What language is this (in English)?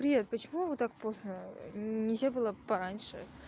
Russian